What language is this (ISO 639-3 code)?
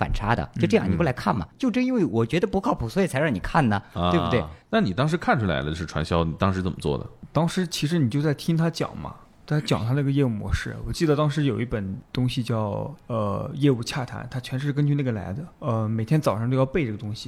zho